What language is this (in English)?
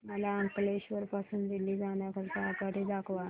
Marathi